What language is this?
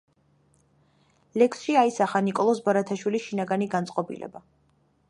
Georgian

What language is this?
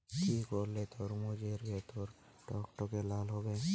Bangla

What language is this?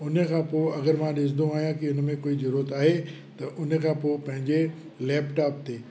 Sindhi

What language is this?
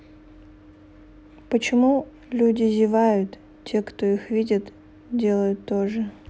Russian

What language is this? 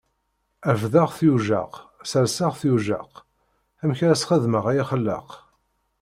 Kabyle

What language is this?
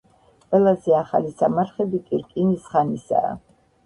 Georgian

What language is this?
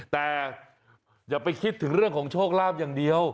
Thai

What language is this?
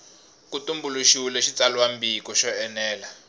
Tsonga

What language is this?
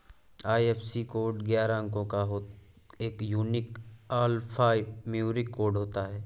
Hindi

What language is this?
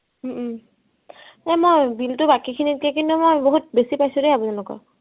Assamese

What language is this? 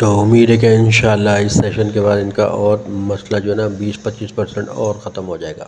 Urdu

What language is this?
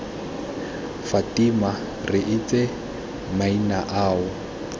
Tswana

